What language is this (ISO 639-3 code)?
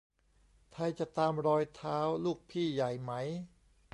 tha